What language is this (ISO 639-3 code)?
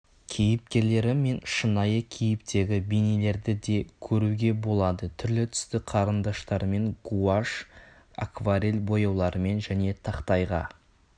kaz